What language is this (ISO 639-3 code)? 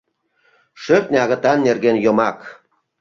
chm